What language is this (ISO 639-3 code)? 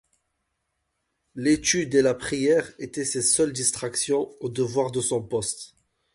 fra